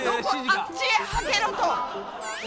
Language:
Japanese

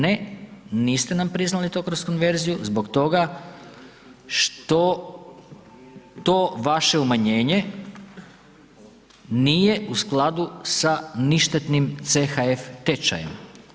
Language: Croatian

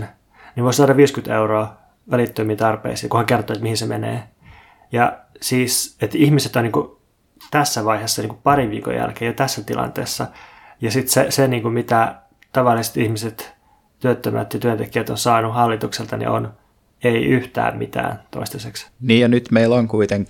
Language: Finnish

